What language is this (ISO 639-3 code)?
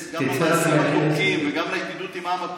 heb